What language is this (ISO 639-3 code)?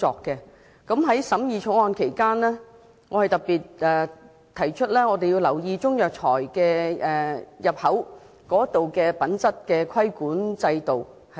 yue